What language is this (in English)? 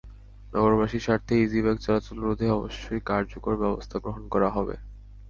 Bangla